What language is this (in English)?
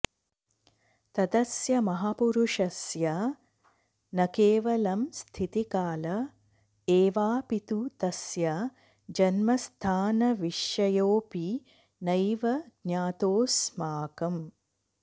Sanskrit